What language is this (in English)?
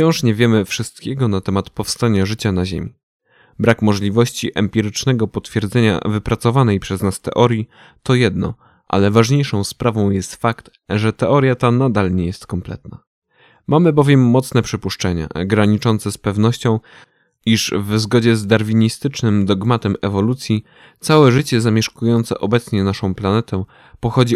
Polish